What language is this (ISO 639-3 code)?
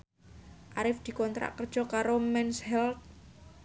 jav